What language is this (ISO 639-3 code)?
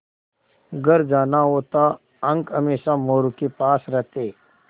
hin